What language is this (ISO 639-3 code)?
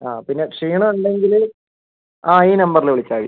mal